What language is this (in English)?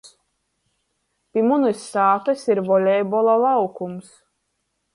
Latgalian